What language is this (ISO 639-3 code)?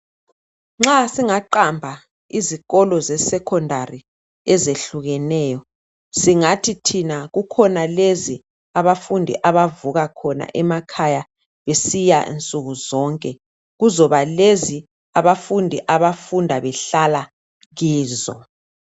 nde